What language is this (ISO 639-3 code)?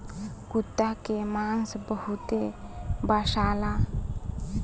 bho